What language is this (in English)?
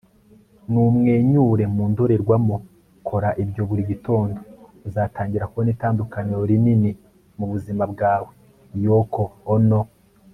Kinyarwanda